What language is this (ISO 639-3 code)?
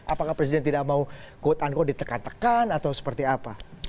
ind